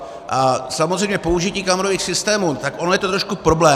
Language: Czech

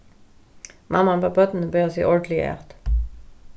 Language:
Faroese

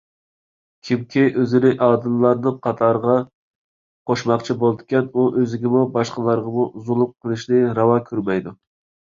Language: Uyghur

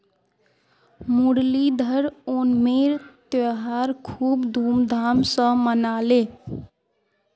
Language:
Magahi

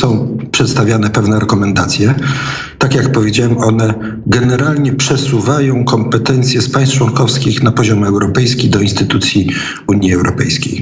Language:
Polish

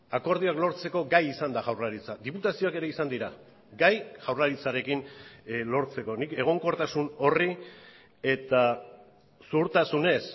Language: Basque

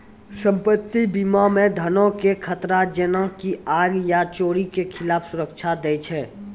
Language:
Maithili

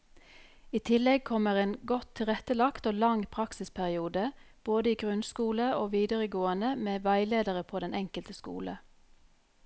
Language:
Norwegian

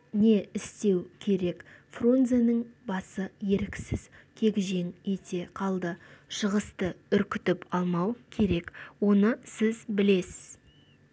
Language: Kazakh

